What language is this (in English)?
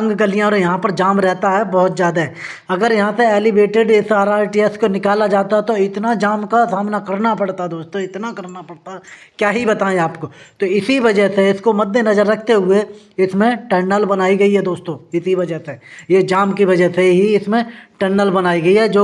Hindi